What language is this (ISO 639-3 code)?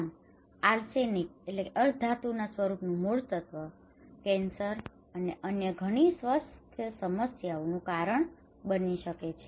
guj